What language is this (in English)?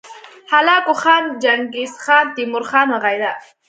Pashto